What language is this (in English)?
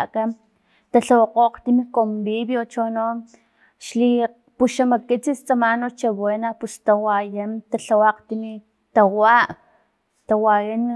Filomena Mata-Coahuitlán Totonac